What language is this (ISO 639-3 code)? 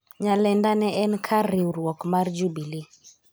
luo